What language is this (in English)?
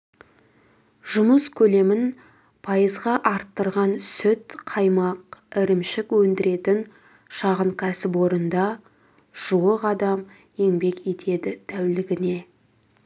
Kazakh